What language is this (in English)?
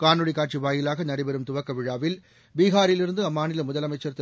Tamil